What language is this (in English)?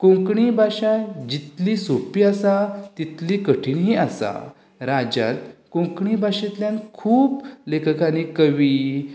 Konkani